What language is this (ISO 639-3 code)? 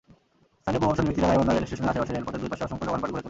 ben